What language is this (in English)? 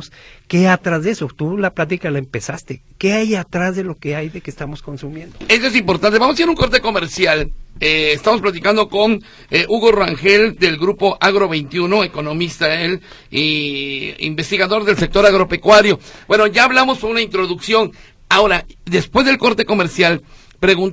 Spanish